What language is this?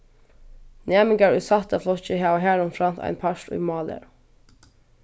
Faroese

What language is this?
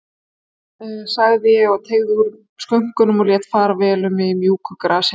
Icelandic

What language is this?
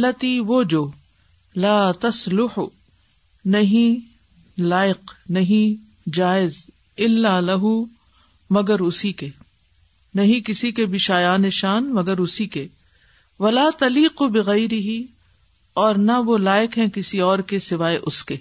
Urdu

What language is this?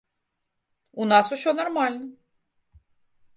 Belarusian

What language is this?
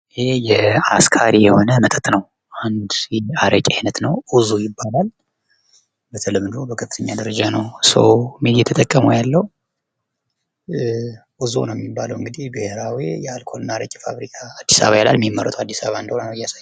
Amharic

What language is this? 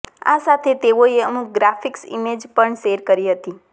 Gujarati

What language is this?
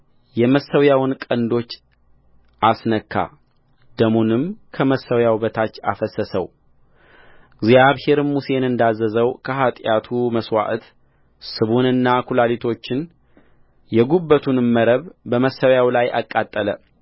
Amharic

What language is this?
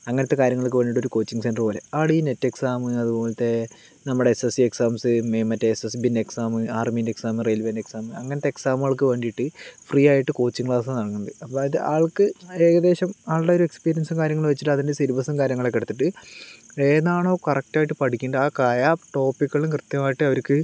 Malayalam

